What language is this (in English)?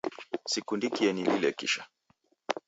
Taita